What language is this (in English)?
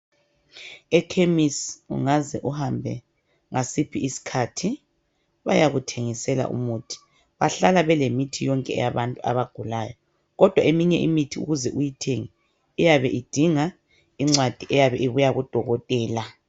North Ndebele